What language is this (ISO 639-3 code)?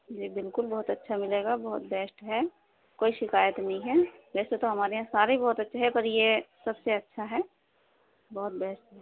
urd